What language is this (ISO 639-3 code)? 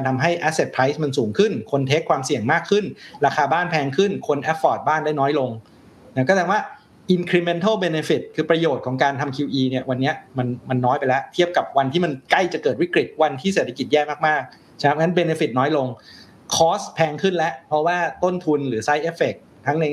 tha